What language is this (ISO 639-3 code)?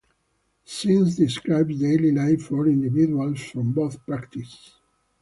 eng